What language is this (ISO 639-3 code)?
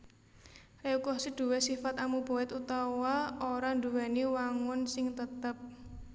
jav